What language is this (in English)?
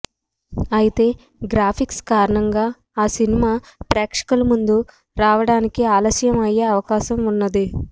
Telugu